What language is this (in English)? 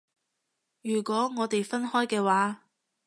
Cantonese